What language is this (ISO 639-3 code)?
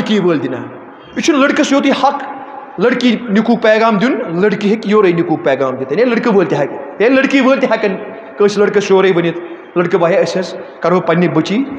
ara